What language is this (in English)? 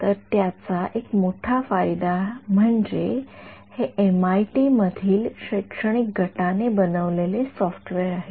Marathi